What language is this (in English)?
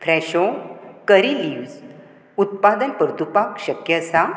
Konkani